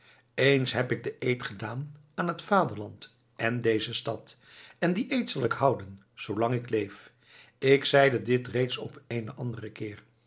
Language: Dutch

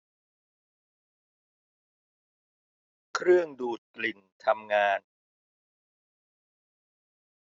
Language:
Thai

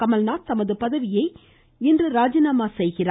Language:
Tamil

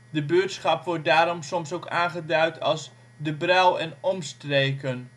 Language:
Dutch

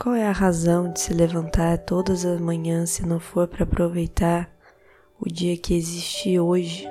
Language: Portuguese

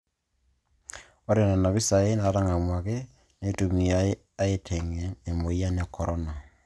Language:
Masai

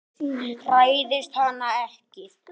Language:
Icelandic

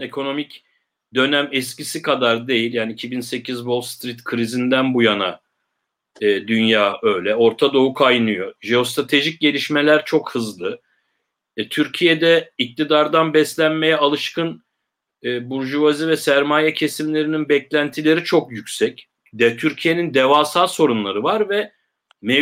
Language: Turkish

